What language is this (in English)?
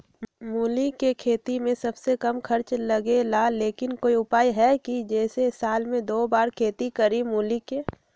Magahi